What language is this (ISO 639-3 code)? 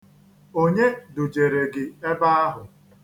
ibo